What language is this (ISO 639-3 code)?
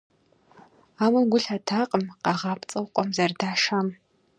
kbd